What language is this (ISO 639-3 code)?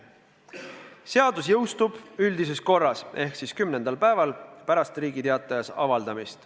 est